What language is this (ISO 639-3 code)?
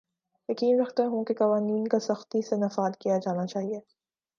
urd